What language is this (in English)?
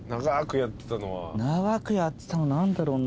Japanese